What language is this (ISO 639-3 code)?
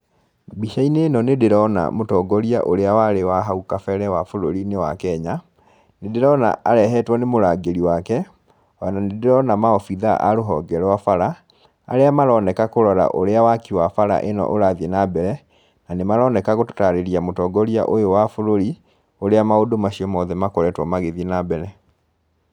kik